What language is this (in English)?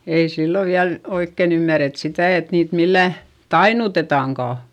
Finnish